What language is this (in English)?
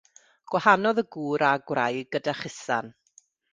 Welsh